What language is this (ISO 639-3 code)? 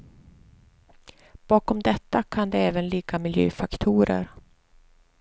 swe